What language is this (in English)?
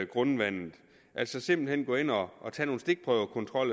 Danish